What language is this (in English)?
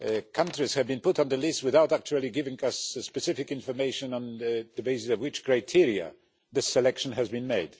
English